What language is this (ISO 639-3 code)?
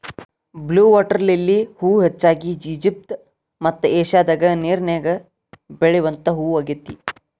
kan